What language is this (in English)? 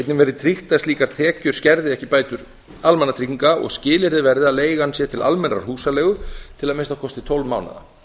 Icelandic